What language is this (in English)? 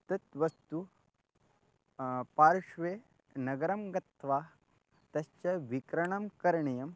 Sanskrit